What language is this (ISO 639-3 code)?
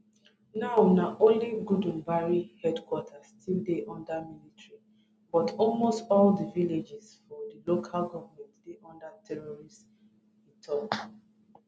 pcm